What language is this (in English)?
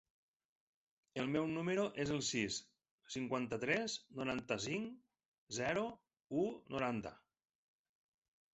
Catalan